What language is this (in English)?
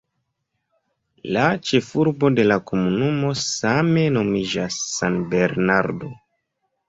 Esperanto